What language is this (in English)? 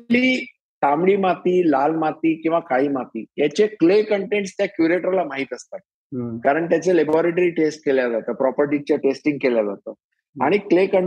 Marathi